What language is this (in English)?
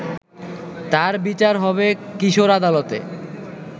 Bangla